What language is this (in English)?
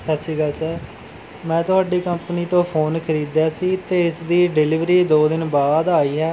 Punjabi